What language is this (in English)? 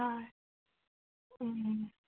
Assamese